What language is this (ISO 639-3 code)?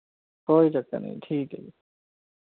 pan